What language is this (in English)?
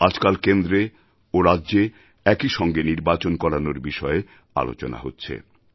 Bangla